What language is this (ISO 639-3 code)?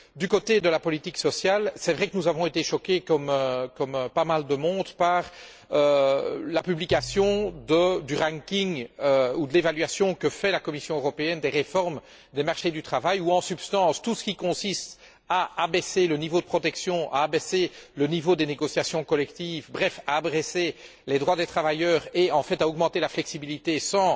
fra